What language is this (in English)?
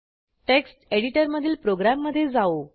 Marathi